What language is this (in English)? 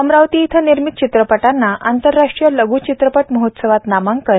Marathi